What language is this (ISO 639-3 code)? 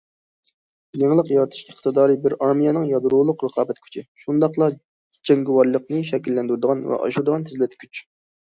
uig